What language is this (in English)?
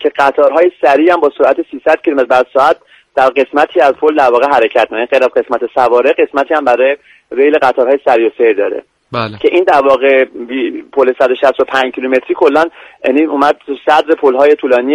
Persian